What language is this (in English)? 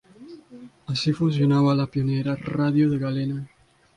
Spanish